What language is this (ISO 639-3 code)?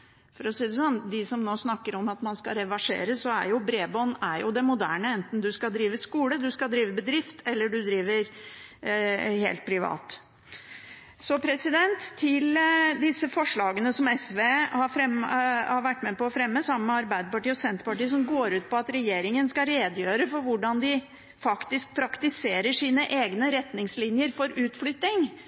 nob